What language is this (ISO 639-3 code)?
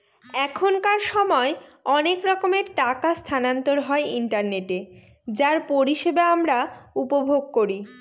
ben